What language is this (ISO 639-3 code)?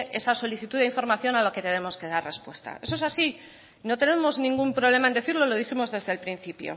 spa